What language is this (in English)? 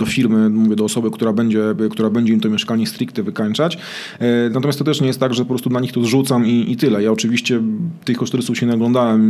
Polish